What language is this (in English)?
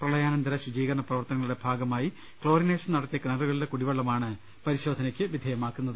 Malayalam